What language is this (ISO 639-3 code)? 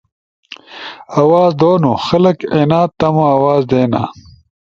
ush